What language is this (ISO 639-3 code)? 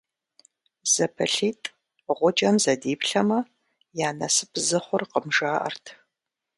kbd